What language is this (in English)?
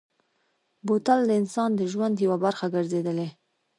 Pashto